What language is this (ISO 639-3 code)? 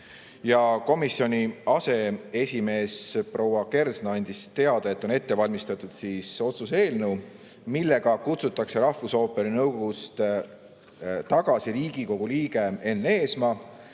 est